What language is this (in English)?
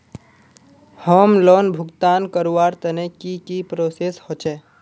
Magahi